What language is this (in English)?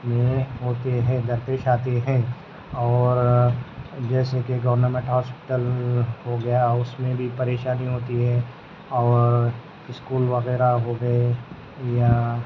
Urdu